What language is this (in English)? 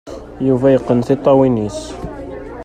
Kabyle